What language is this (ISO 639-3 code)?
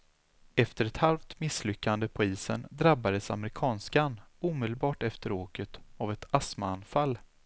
swe